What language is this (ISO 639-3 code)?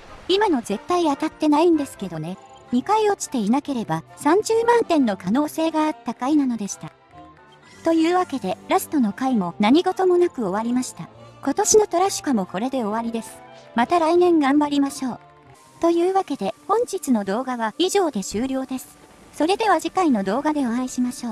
jpn